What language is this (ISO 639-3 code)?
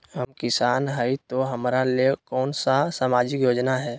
mag